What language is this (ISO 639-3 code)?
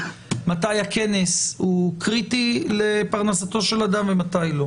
heb